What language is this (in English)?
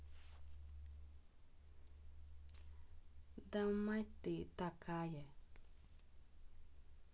Russian